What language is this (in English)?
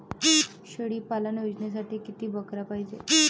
Marathi